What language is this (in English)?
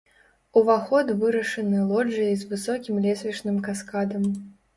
Belarusian